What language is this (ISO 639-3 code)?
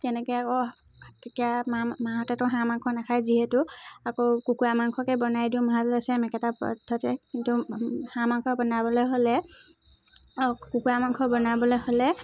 asm